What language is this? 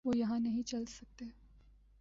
Urdu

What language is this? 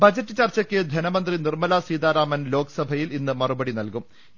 Malayalam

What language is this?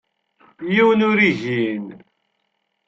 Kabyle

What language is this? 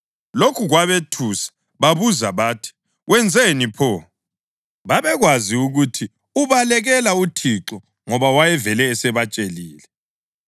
North Ndebele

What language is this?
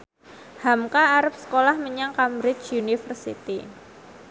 Javanese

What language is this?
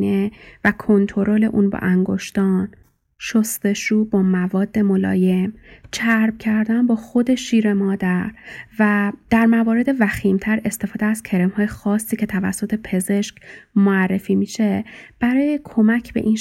Persian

